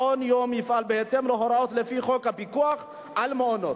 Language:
Hebrew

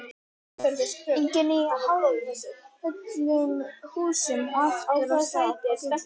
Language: Icelandic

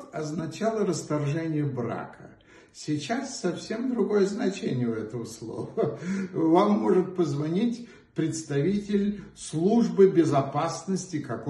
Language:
Russian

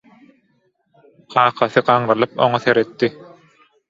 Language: Turkmen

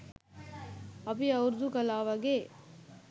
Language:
Sinhala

